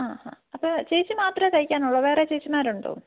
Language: Malayalam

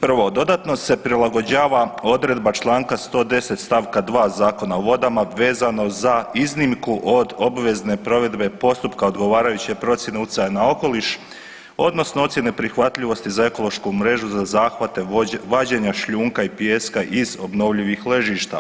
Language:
Croatian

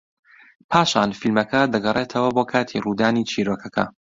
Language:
Central Kurdish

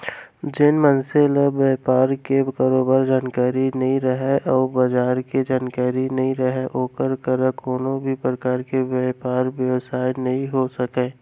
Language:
Chhattisgarhi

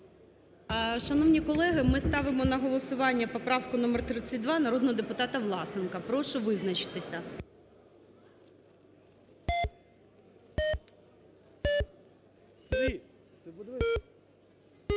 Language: Ukrainian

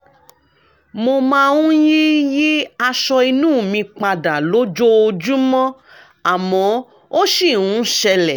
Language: Yoruba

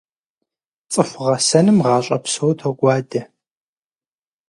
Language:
Kabardian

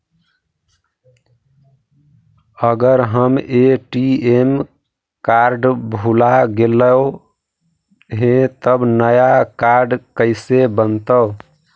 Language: Magahi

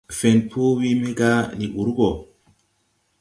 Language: Tupuri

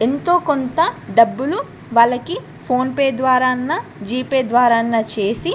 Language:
Telugu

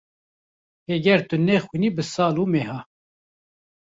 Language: Kurdish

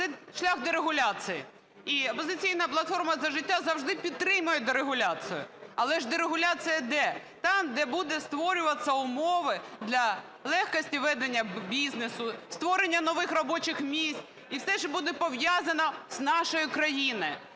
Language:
Ukrainian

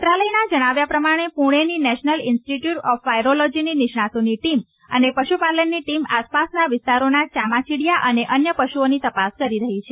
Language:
Gujarati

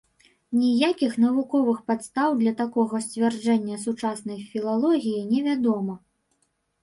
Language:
Belarusian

